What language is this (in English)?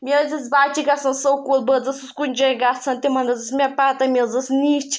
Kashmiri